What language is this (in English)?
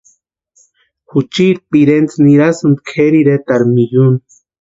Western Highland Purepecha